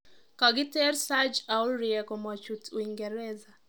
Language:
Kalenjin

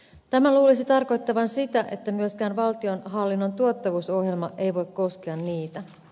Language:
Finnish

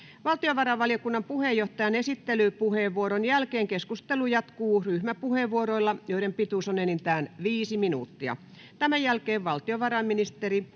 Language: Finnish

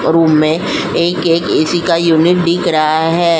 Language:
Hindi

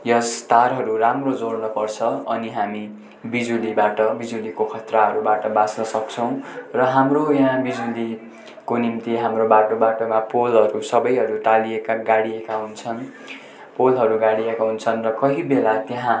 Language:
Nepali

